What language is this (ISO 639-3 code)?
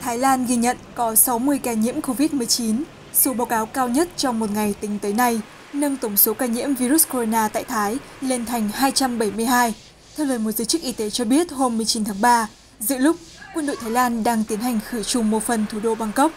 vie